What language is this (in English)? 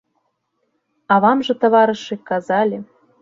Belarusian